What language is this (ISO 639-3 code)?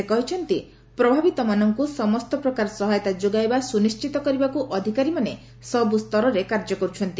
ori